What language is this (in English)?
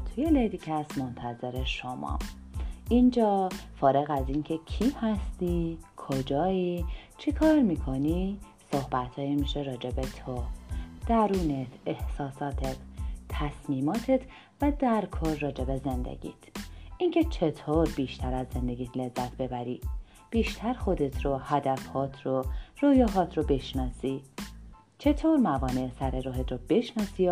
Persian